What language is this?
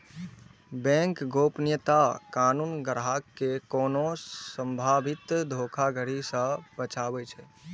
Maithili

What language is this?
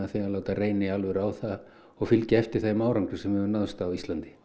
Icelandic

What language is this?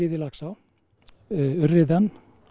Icelandic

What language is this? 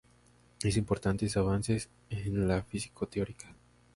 Spanish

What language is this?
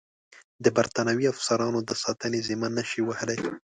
Pashto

